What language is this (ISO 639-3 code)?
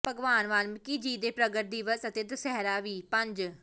pan